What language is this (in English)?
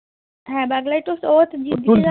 Bangla